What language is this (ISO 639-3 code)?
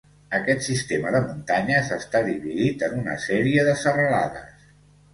cat